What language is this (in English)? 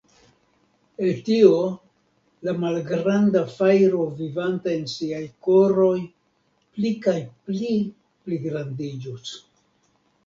Esperanto